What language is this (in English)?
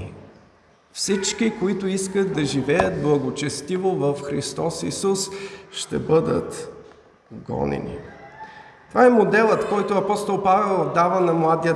Bulgarian